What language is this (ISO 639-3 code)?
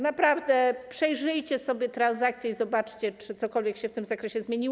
pol